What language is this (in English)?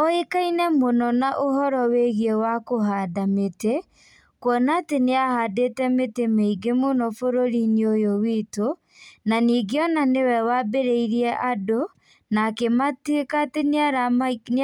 Kikuyu